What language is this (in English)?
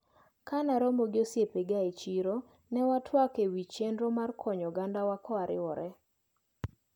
Luo (Kenya and Tanzania)